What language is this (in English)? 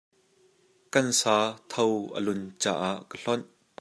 Hakha Chin